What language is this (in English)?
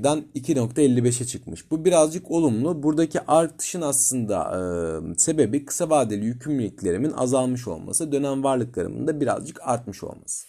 Turkish